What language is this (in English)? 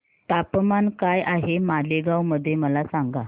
Marathi